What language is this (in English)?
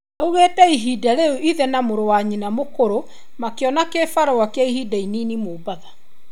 Kikuyu